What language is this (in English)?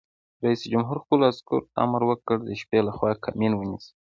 Pashto